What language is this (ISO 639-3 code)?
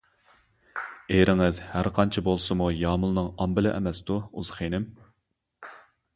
uig